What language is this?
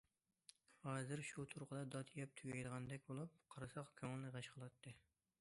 Uyghur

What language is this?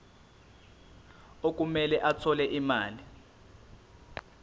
Zulu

